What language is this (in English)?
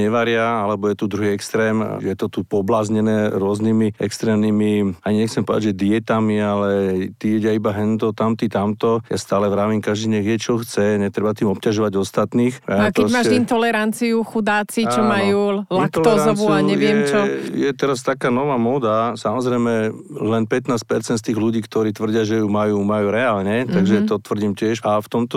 Slovak